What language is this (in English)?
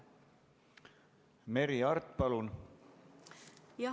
Estonian